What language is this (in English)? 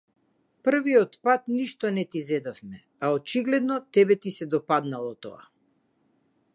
Macedonian